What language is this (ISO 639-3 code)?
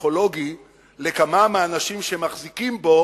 heb